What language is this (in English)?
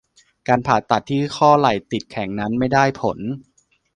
Thai